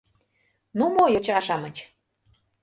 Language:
Mari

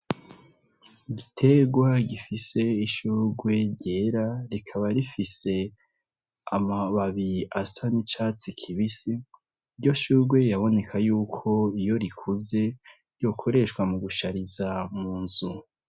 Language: Rundi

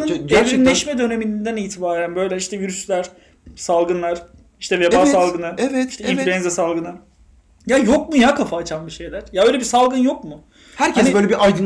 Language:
Turkish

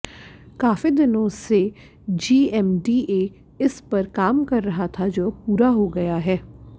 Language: Hindi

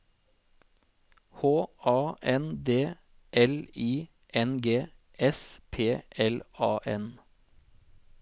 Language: Norwegian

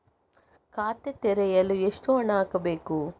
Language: Kannada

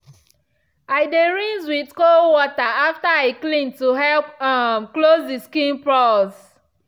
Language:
Nigerian Pidgin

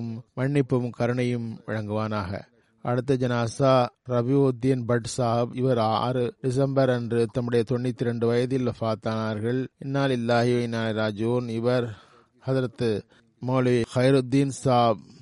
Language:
Tamil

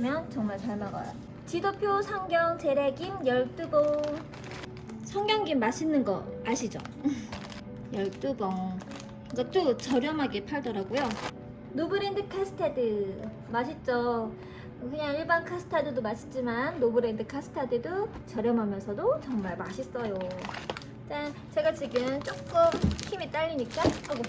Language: Korean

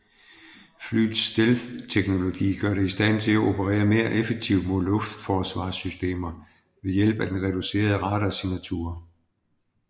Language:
Danish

